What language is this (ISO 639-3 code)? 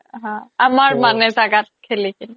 asm